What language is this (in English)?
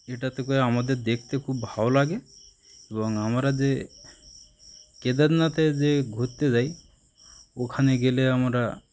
Bangla